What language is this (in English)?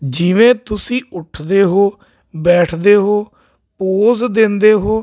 Punjabi